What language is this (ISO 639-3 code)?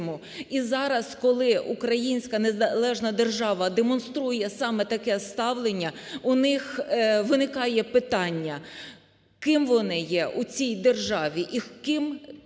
ukr